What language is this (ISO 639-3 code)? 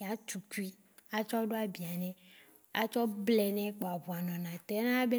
wci